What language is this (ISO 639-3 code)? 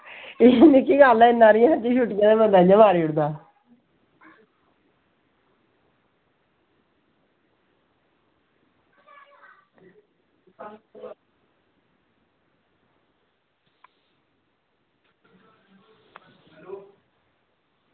doi